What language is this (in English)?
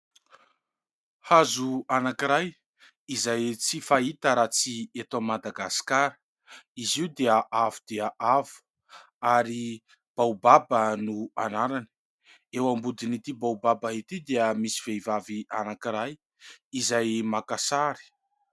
Malagasy